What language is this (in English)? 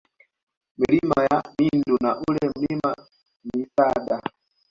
Swahili